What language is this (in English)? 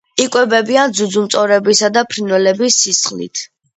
Georgian